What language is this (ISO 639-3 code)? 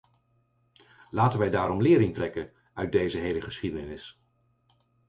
nld